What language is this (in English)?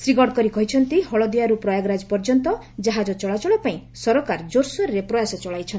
Odia